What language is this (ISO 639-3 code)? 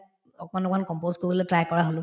asm